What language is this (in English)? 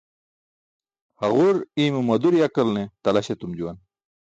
Burushaski